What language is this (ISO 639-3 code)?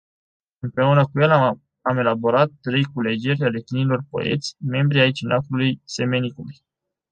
ron